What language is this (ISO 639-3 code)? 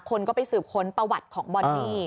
tha